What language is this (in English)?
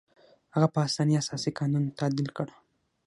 Pashto